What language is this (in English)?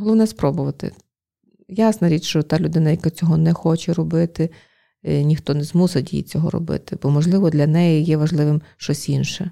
Ukrainian